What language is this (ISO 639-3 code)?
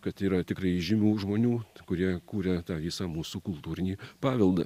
lit